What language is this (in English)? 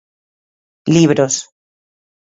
Galician